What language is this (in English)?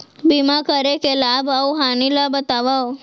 Chhattisgarhi